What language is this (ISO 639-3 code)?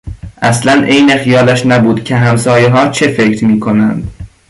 fas